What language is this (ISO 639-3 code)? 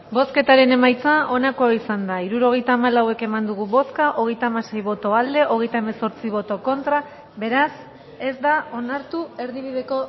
eus